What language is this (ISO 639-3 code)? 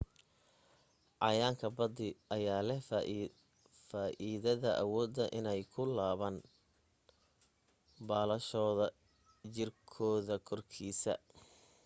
som